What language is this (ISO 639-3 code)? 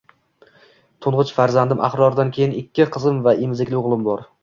uzb